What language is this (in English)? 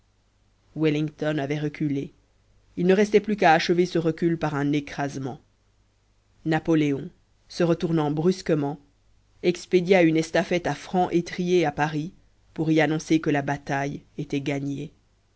French